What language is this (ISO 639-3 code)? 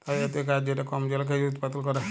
ben